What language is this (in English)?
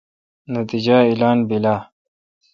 Kalkoti